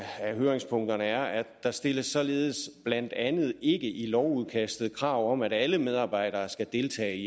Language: Danish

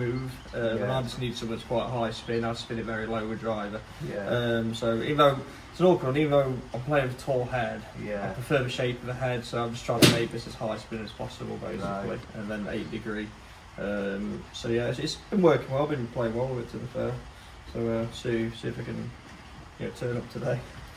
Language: English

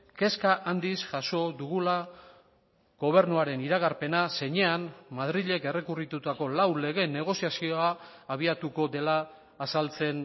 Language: Basque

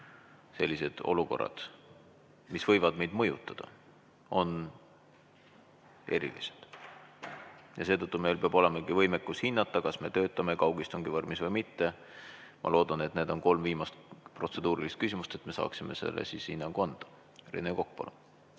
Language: Estonian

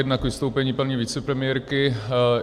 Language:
Czech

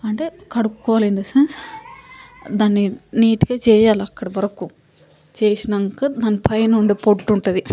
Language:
Telugu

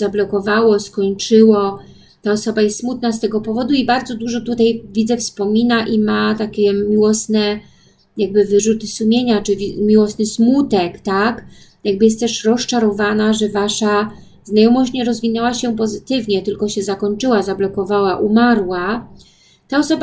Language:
Polish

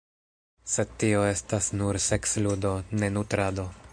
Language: Esperanto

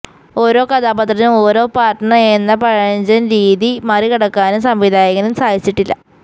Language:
Malayalam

